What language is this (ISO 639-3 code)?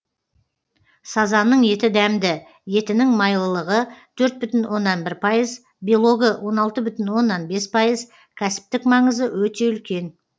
kaz